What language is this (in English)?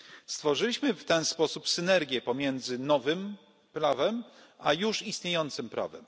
Polish